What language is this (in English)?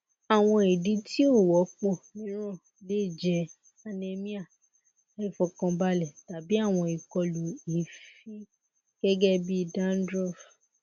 Yoruba